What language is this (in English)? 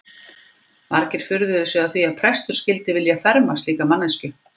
Icelandic